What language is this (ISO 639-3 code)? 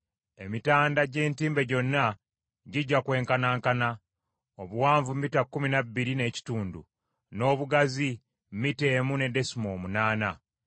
lug